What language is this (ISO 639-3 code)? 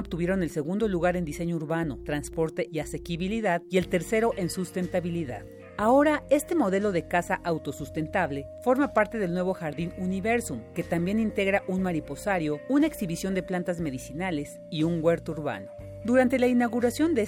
spa